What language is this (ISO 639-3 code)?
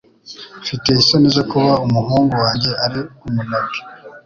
kin